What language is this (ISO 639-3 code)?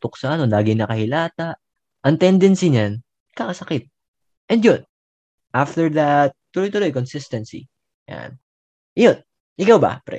fil